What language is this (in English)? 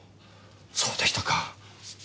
Japanese